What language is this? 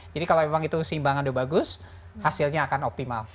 Indonesian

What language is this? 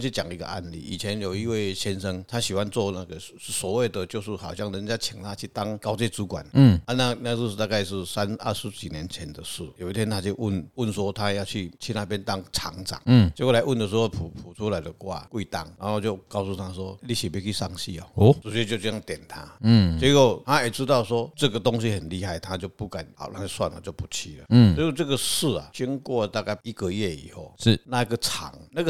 Chinese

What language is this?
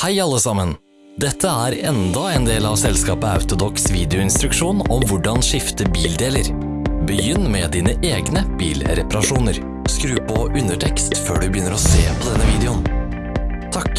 Norwegian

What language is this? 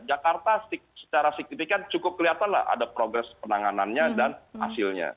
Indonesian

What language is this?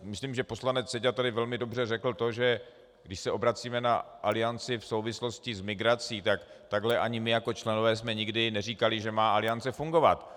Czech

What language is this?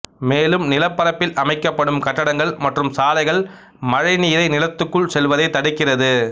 Tamil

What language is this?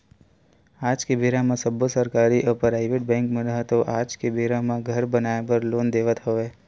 Chhattisgarhi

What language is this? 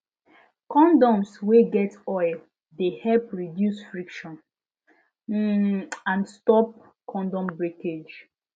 Nigerian Pidgin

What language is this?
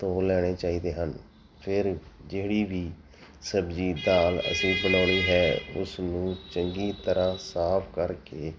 Punjabi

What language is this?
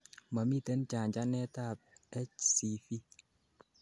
Kalenjin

